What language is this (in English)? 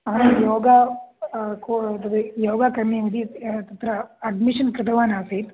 Sanskrit